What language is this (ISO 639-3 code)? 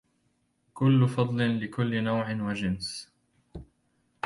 ara